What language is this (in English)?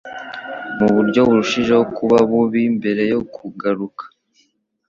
Kinyarwanda